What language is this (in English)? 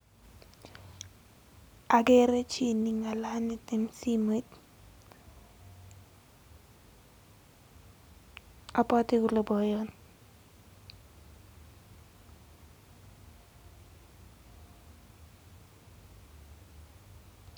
Kalenjin